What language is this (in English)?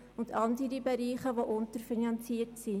Swiss German